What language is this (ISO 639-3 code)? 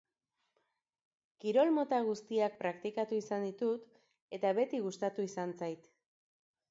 eus